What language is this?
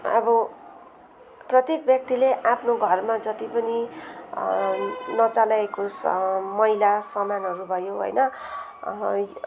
Nepali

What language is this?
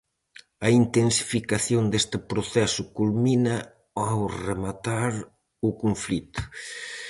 Galician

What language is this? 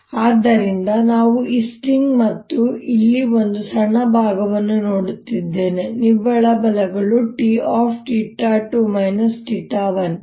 Kannada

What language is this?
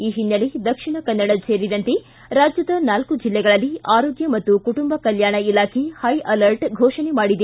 Kannada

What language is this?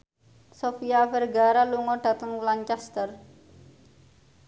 Javanese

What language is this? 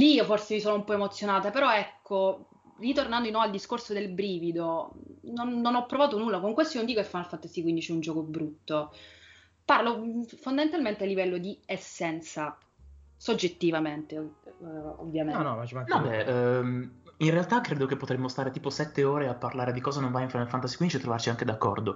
Italian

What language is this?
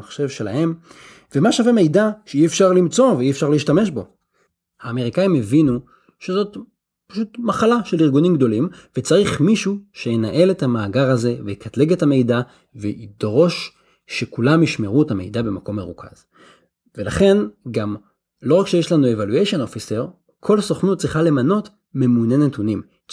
Hebrew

